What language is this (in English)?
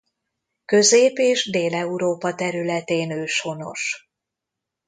Hungarian